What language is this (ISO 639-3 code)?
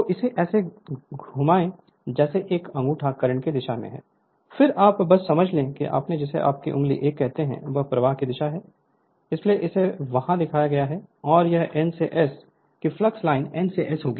hin